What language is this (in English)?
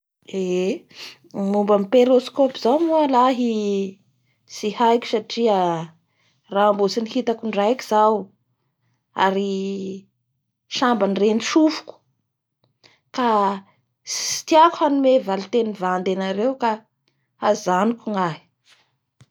Bara Malagasy